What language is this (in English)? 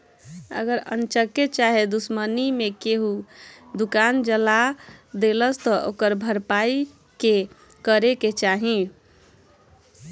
Bhojpuri